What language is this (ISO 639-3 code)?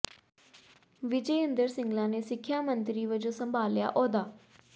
pan